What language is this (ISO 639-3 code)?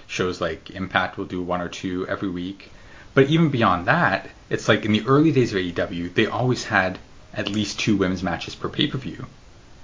eng